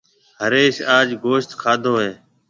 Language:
Marwari (Pakistan)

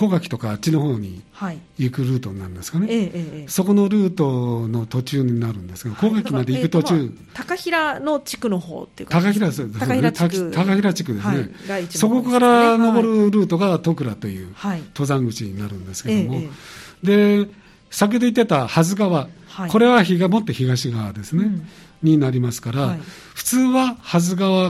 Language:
Japanese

